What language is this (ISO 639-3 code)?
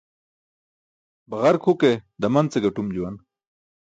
bsk